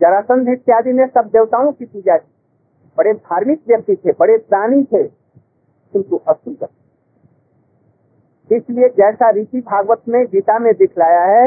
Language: Hindi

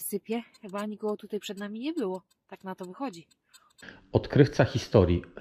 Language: Polish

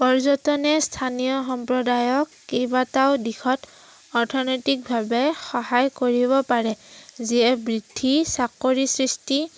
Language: Assamese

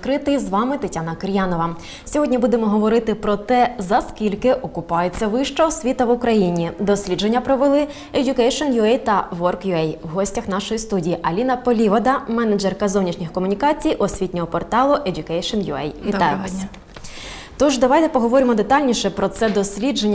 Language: Ukrainian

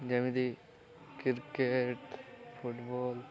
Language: Odia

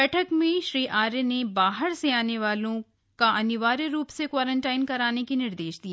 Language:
Hindi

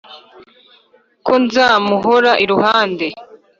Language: Kinyarwanda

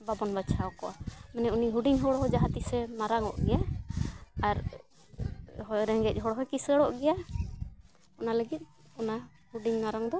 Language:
Santali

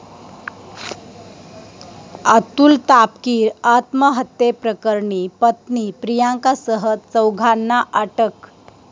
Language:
Marathi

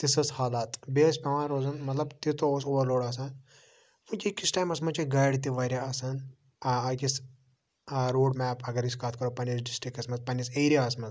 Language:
Kashmiri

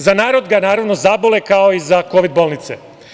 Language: Serbian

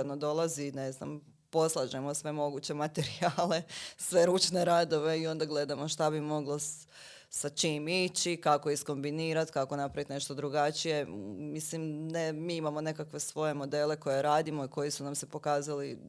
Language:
Croatian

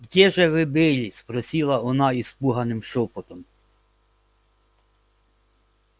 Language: Russian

